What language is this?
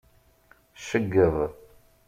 Kabyle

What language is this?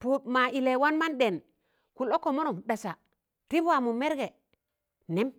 Tangale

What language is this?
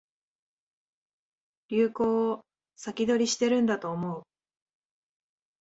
Japanese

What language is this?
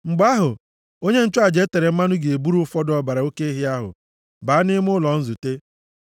Igbo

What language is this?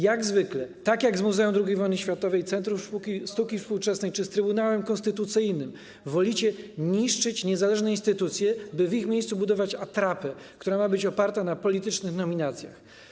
Polish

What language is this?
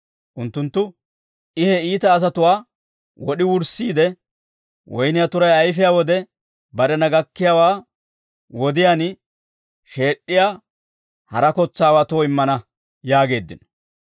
Dawro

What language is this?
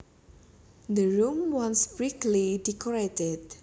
Javanese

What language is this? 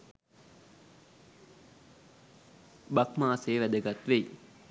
Sinhala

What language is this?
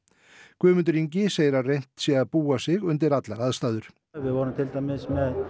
Icelandic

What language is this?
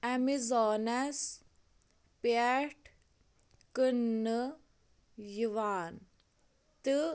Kashmiri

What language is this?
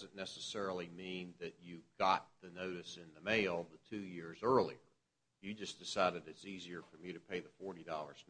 English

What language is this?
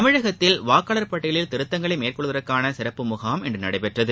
Tamil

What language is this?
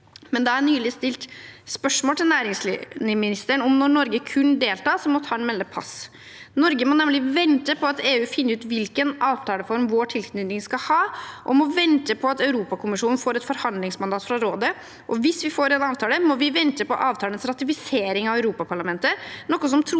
Norwegian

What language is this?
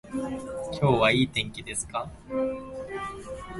Japanese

